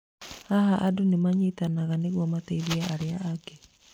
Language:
Kikuyu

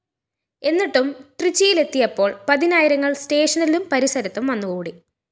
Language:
Malayalam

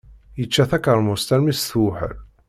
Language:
Kabyle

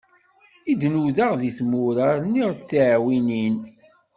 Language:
Kabyle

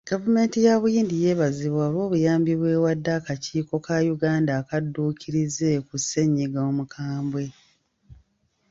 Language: Ganda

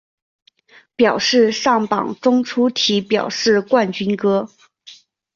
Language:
Chinese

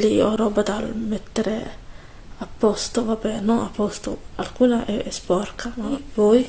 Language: Italian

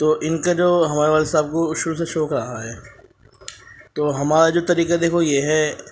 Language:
Urdu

